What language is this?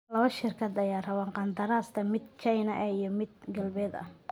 Somali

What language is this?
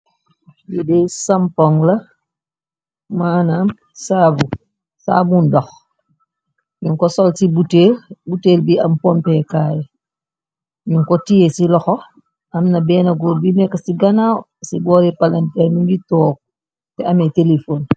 Wolof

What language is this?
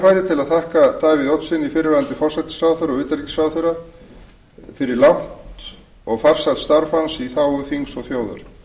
Icelandic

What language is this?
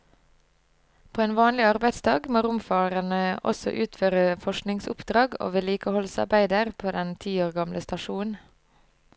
Norwegian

